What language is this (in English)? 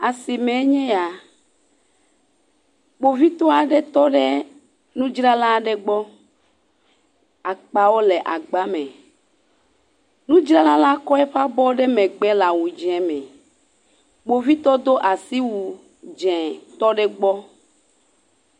Ewe